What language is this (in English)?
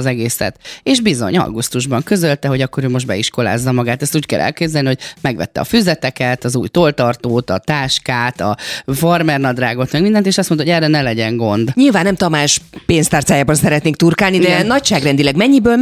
Hungarian